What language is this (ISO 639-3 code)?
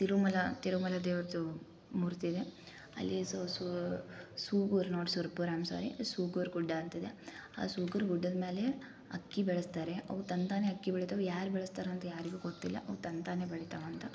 kan